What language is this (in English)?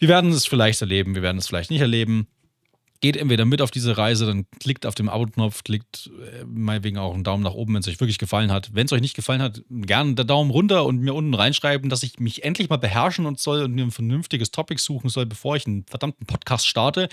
German